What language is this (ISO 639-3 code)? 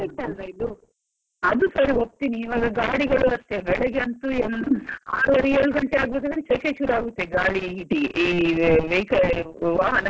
kan